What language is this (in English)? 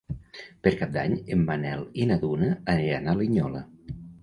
Catalan